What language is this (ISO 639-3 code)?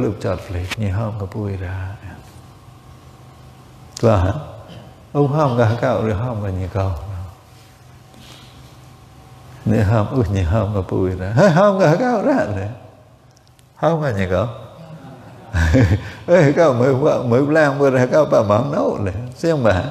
ind